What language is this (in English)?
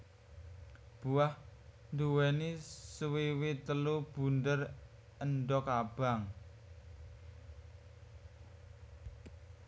Javanese